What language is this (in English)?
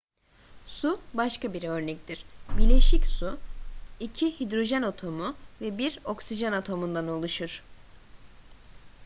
Turkish